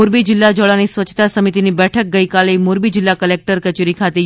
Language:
Gujarati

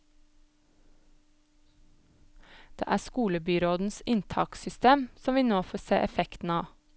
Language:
Norwegian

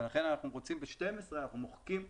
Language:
Hebrew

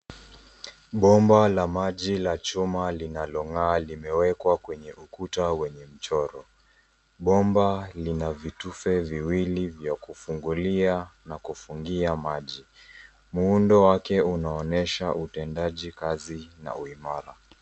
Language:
Swahili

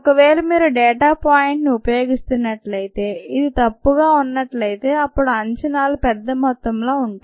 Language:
Telugu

